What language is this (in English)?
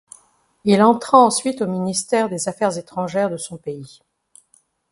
French